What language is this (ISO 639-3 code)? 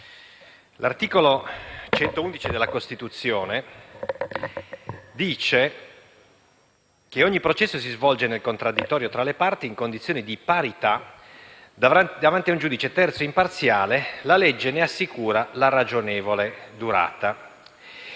ita